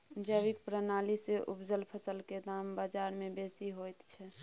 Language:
Maithili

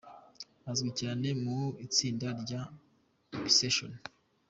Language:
Kinyarwanda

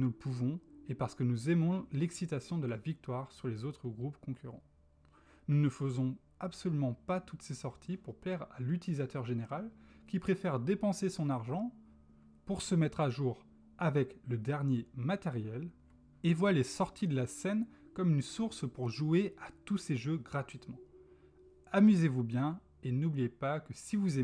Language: French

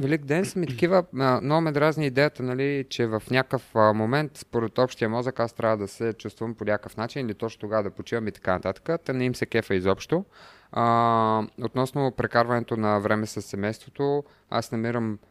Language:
Bulgarian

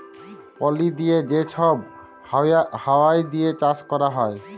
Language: Bangla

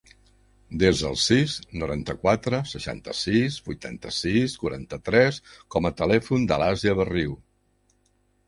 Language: Catalan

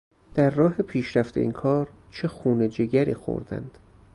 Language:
Persian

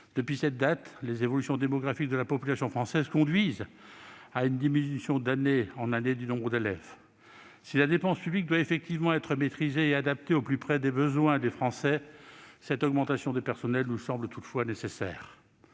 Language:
French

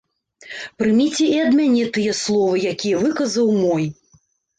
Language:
Belarusian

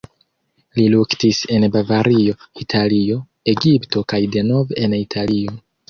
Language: Esperanto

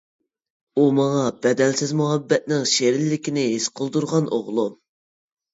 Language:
Uyghur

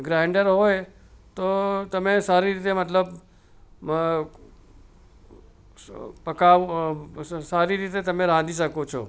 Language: Gujarati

